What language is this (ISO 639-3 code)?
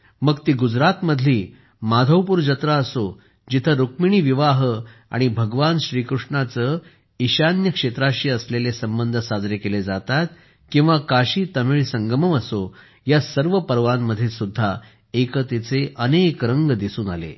mar